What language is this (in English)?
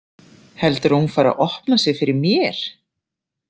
Icelandic